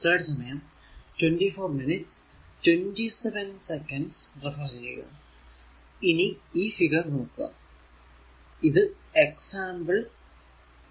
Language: Malayalam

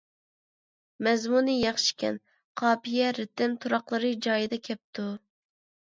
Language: Uyghur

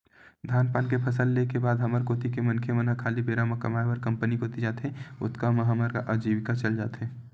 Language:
Chhattisgarhi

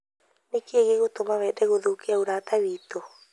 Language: Kikuyu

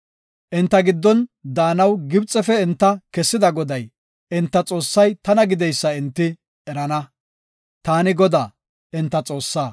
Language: Gofa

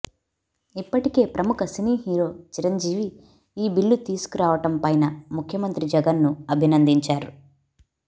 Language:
Telugu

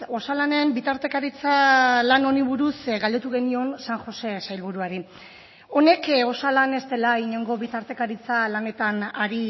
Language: Basque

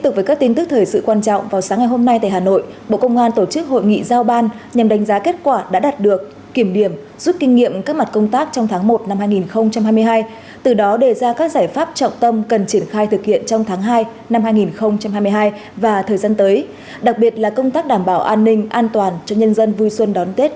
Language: Vietnamese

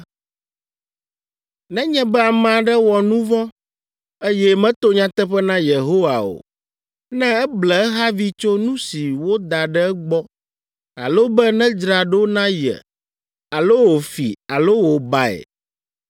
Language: Ewe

